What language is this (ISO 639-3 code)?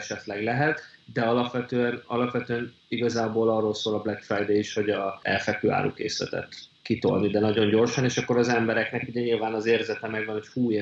hun